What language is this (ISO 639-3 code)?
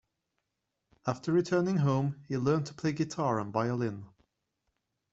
eng